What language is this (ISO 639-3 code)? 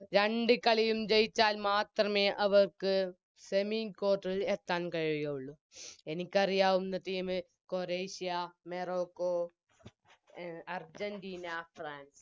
mal